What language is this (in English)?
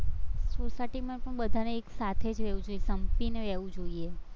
Gujarati